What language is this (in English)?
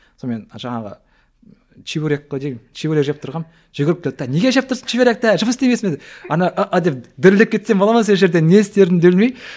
Kazakh